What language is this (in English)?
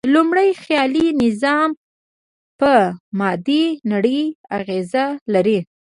Pashto